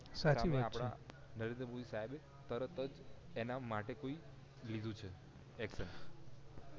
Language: Gujarati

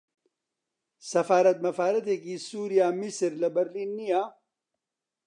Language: Central Kurdish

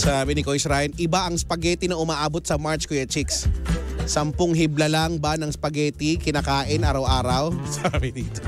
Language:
Filipino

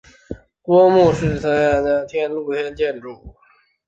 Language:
Chinese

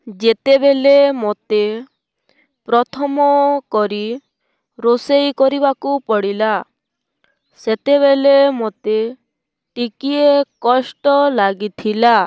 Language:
Odia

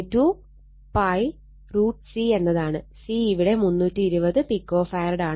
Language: Malayalam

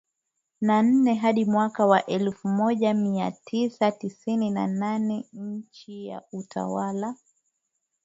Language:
Swahili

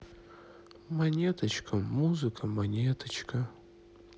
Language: Russian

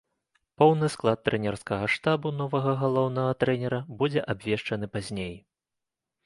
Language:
Belarusian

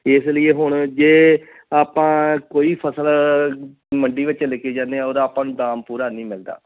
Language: Punjabi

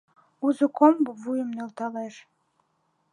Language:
Mari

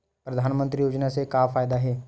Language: Chhattisgarhi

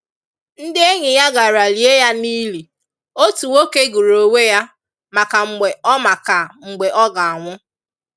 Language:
Igbo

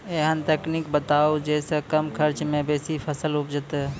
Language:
Maithili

